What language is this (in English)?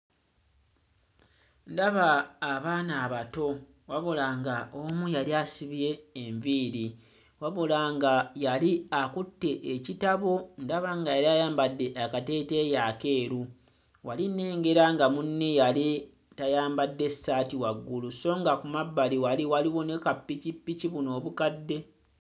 Ganda